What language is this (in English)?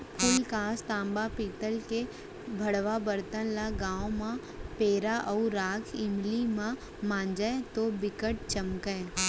Chhattisgarhi